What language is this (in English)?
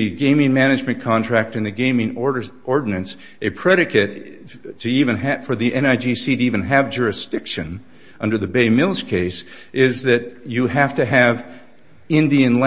English